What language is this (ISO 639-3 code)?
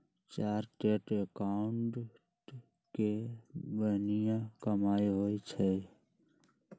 mag